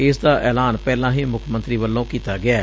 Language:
Punjabi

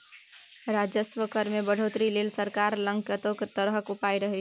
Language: Maithili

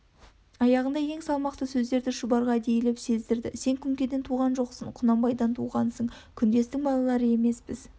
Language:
Kazakh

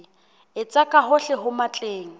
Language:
Southern Sotho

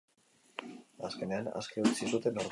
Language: Basque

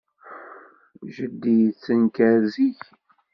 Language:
Kabyle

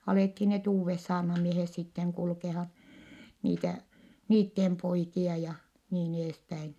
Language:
Finnish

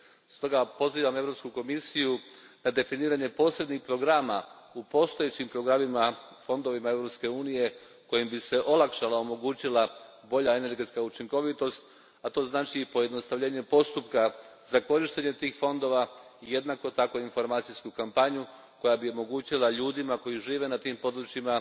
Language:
Croatian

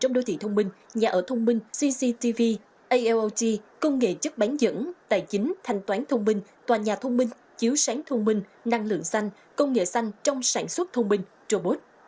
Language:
Vietnamese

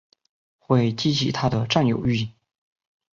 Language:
Chinese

